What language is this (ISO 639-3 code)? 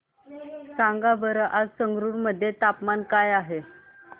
mar